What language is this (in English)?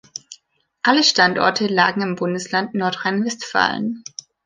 German